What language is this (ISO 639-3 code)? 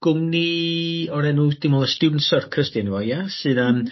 cym